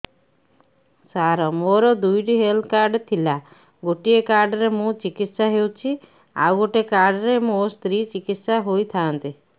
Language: Odia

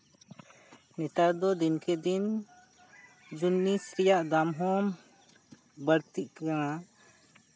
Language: Santali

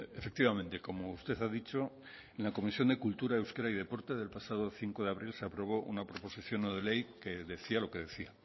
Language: Spanish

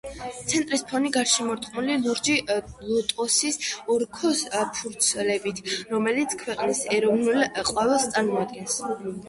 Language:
Georgian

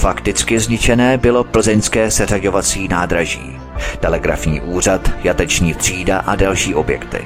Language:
Czech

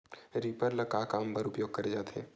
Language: Chhattisgarhi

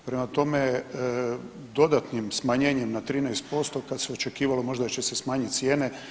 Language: Croatian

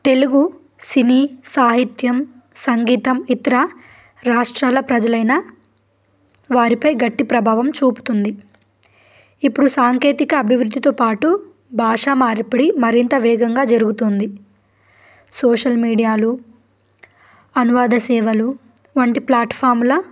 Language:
Telugu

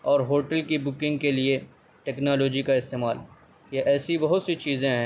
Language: Urdu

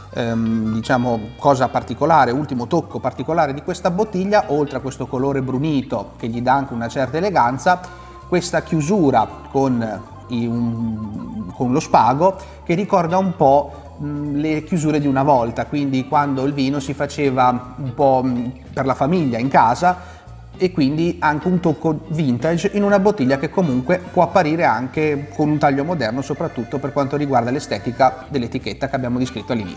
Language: Italian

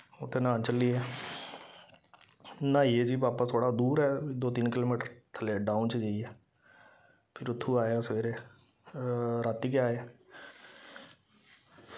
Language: Dogri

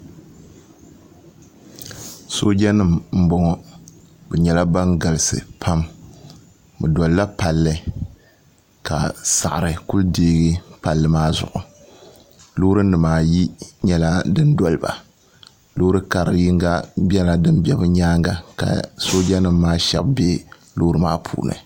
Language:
Dagbani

